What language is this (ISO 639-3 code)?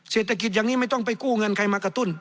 tha